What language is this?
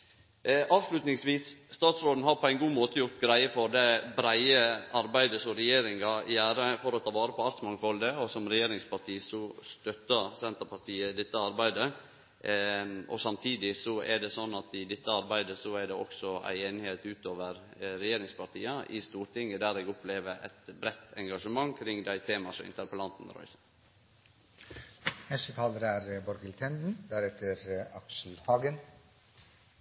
Norwegian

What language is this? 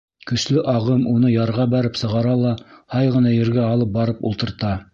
Bashkir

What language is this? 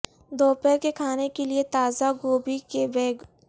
Urdu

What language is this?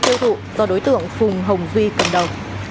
Vietnamese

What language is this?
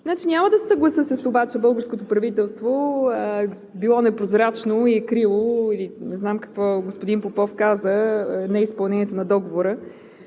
Bulgarian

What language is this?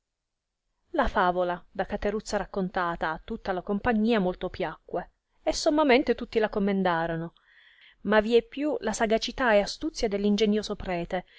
Italian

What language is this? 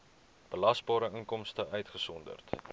Afrikaans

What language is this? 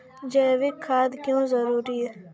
Maithili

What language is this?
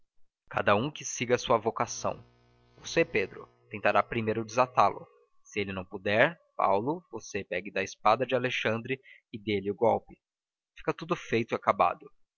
Portuguese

